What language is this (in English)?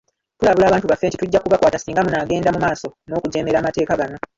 Ganda